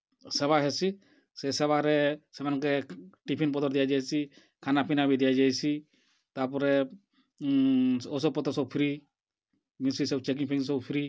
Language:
Odia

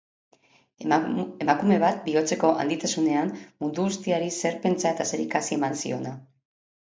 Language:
Basque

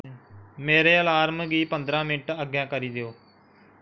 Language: Dogri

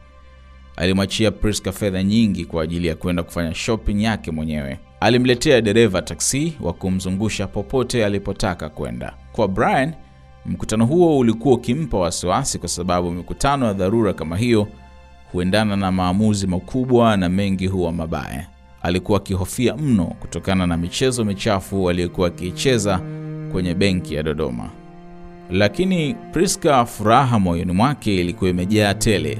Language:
Swahili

